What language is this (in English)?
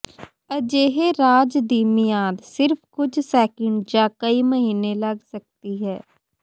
Punjabi